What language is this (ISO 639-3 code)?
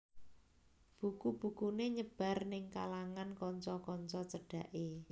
jav